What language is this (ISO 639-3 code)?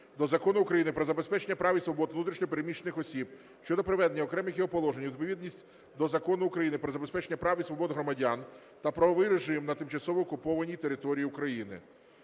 ukr